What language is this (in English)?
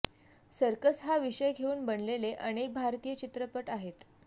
Marathi